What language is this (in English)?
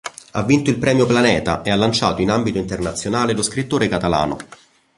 Italian